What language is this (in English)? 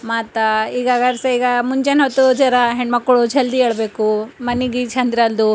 Kannada